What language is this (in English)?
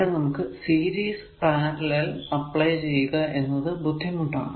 Malayalam